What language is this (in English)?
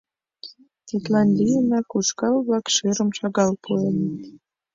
Mari